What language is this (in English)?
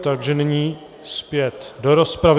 Czech